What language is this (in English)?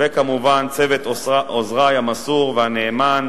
Hebrew